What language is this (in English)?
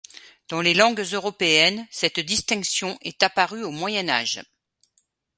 French